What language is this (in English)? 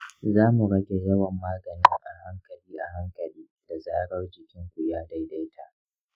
Hausa